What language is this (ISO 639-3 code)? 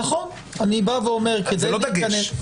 heb